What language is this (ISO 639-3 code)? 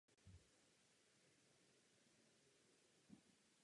ces